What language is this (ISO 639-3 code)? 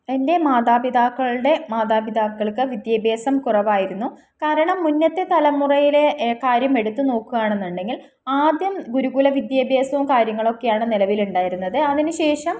mal